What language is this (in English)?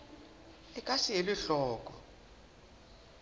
Southern Sotho